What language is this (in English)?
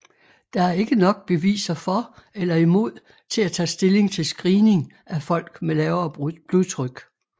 Danish